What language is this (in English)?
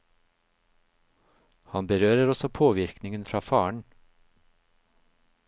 Norwegian